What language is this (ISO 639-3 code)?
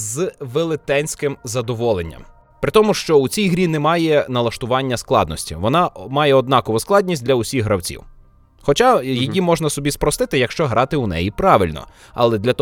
ukr